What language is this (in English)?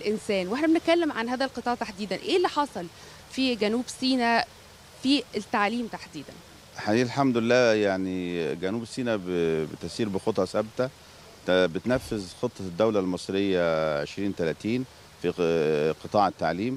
Arabic